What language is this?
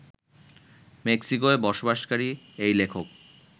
Bangla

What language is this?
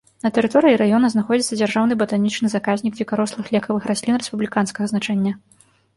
Belarusian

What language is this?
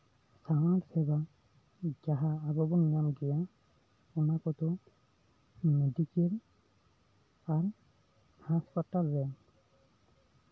Santali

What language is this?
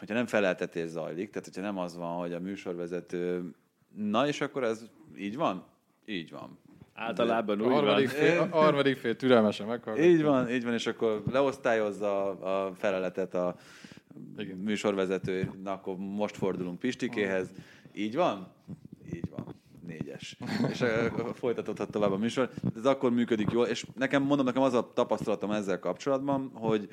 Hungarian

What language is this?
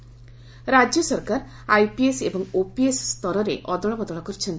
Odia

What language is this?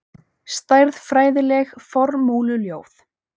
Icelandic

